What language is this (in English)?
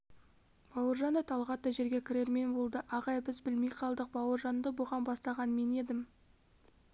Kazakh